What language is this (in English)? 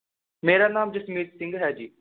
Punjabi